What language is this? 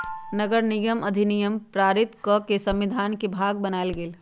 Magahi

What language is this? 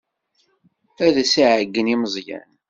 Kabyle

